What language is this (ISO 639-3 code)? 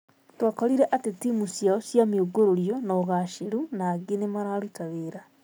kik